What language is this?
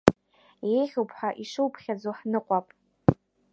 Abkhazian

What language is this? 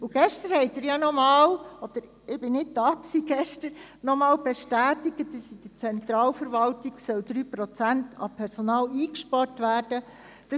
Swiss German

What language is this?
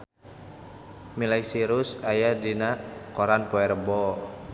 Sundanese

